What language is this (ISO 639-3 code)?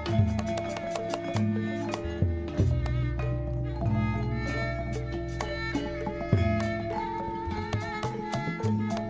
ind